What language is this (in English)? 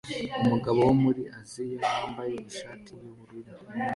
Kinyarwanda